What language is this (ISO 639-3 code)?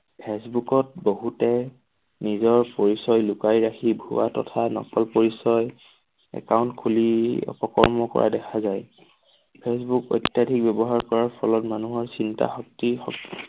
asm